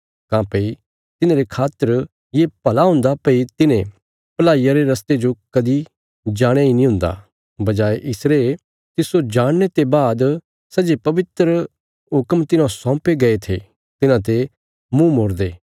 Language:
Bilaspuri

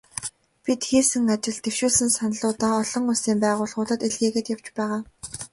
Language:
Mongolian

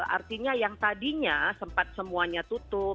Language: Indonesian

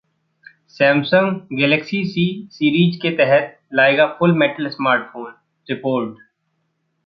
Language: Hindi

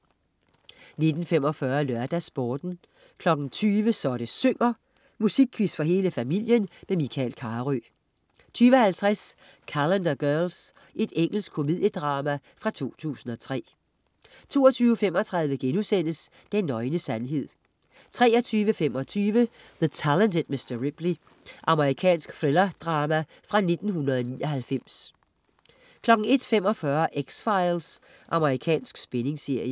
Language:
Danish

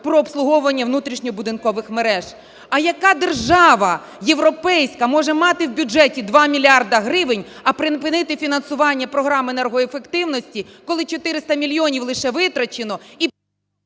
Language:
Ukrainian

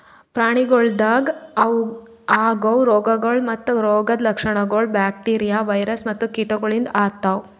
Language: Kannada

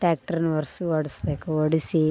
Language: Kannada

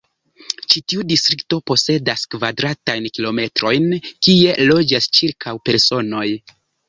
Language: Esperanto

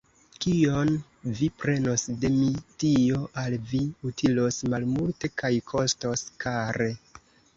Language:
Esperanto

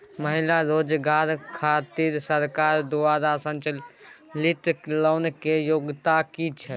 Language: Maithili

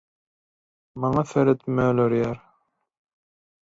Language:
Turkmen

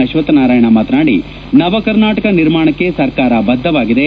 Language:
Kannada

